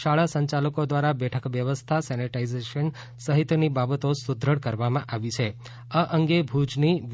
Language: Gujarati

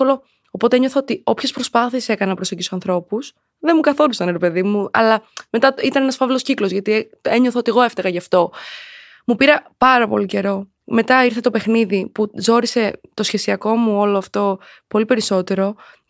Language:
Greek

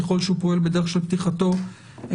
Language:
Hebrew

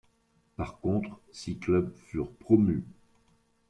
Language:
French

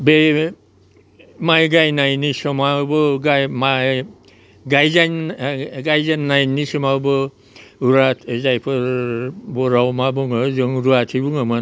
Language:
Bodo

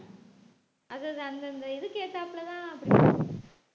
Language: Tamil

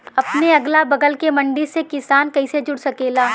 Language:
Bhojpuri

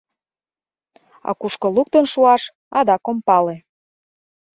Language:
Mari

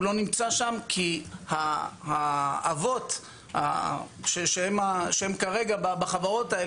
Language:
Hebrew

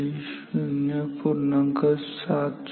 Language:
Marathi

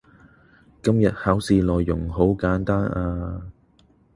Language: Cantonese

